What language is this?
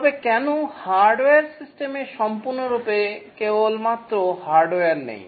Bangla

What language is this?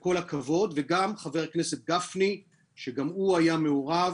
Hebrew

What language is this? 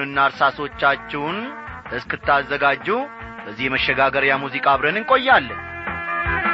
Amharic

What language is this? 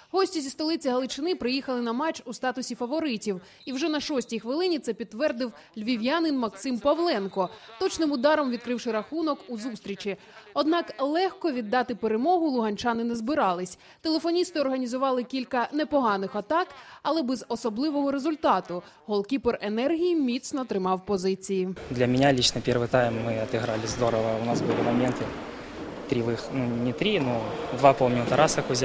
Ukrainian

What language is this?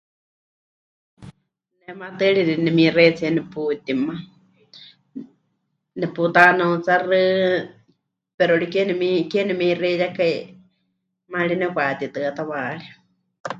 Huichol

